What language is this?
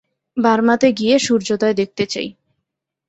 Bangla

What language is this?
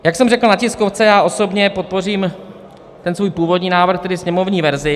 Czech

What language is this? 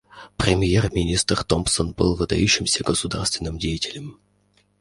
Russian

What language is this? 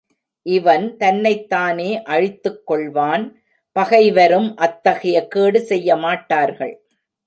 Tamil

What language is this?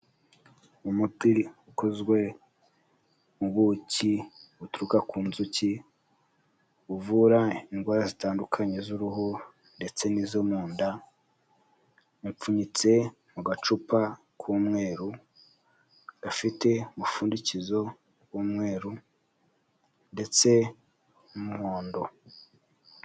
Kinyarwanda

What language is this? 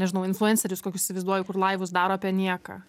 Lithuanian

